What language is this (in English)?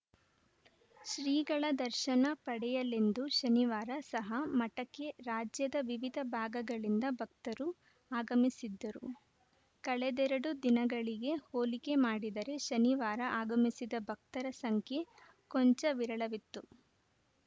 Kannada